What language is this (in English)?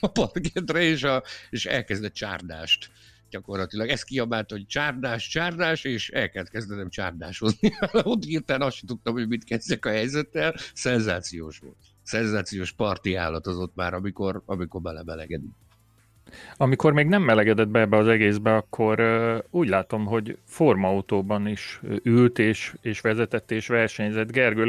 Hungarian